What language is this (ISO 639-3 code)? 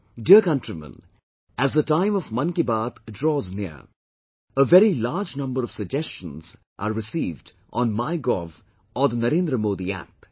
eng